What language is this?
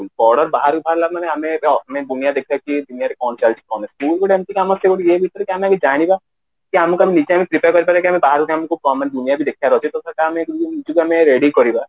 Odia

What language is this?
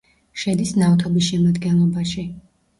Georgian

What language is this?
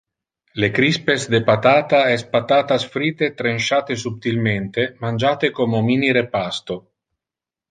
Interlingua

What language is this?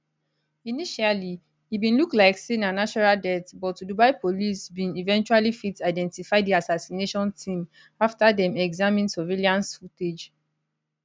Nigerian Pidgin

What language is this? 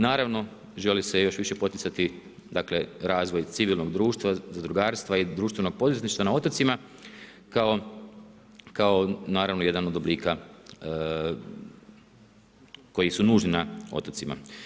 Croatian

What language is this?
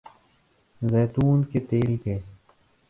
Urdu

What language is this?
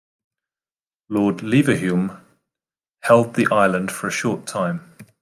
English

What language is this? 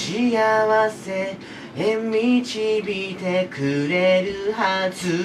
Japanese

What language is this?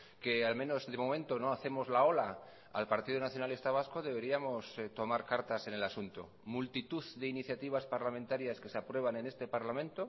Spanish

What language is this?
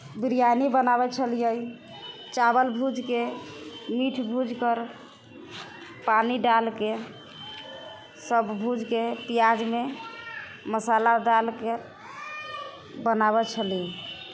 Maithili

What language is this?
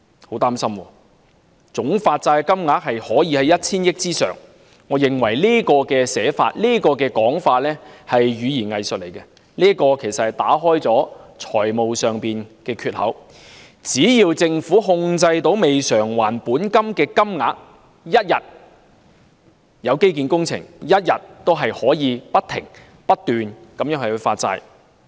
Cantonese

